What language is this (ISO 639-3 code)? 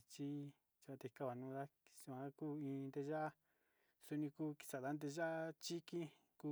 xti